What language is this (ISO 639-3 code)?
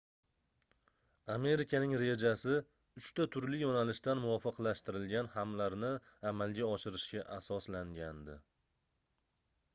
uzb